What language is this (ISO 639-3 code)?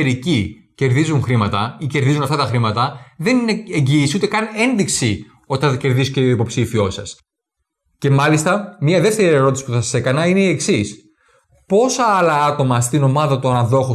ell